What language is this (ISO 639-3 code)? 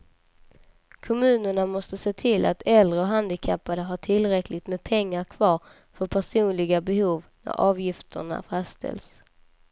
swe